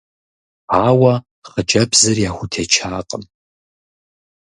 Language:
Kabardian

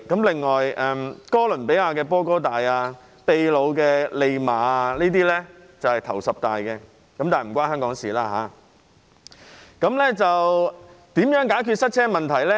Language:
Cantonese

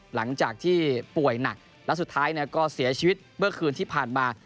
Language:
Thai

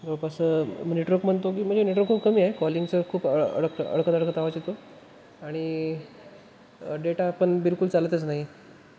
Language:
Marathi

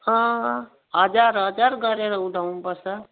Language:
Nepali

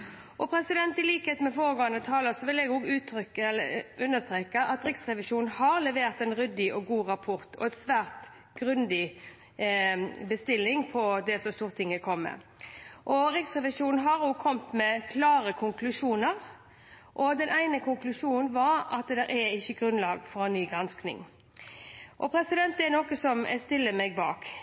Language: Norwegian Bokmål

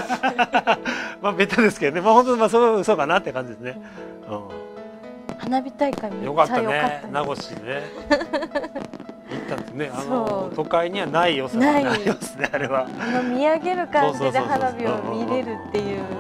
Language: Japanese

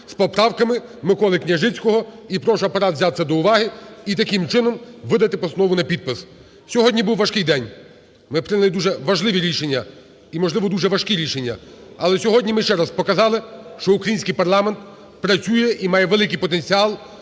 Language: Ukrainian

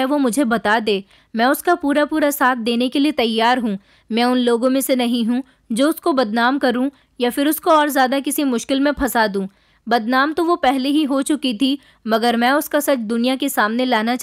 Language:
Hindi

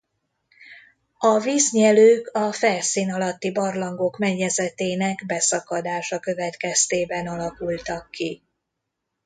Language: Hungarian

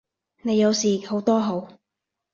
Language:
Cantonese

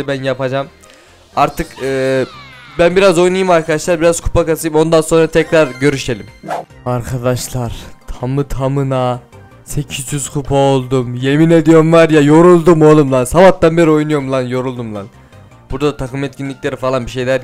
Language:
Turkish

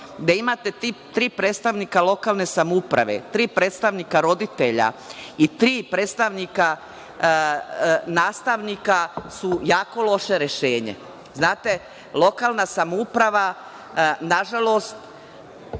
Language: Serbian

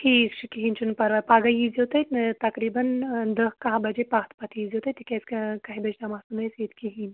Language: Kashmiri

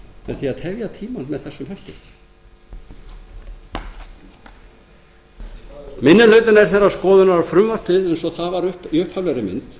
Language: Icelandic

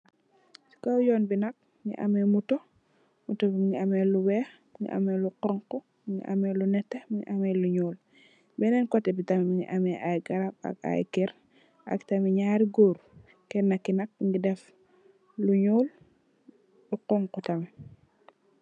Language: Wolof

